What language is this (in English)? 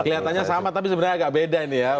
Indonesian